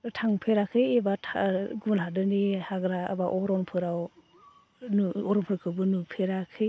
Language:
Bodo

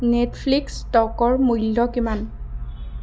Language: Assamese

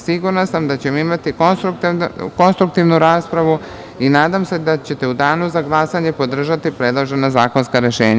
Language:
Serbian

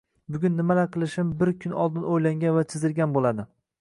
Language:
Uzbek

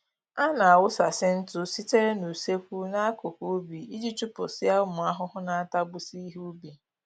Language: Igbo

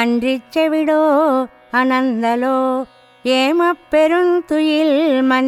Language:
Telugu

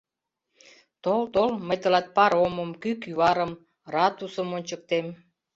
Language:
Mari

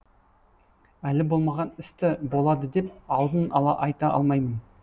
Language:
Kazakh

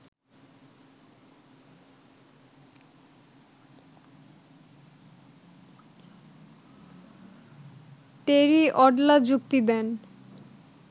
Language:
Bangla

